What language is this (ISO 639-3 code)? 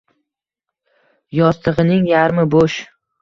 uzb